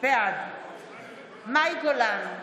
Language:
Hebrew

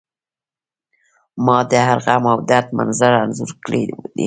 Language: Pashto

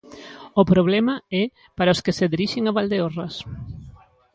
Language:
Galician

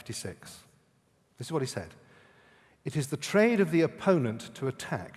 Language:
English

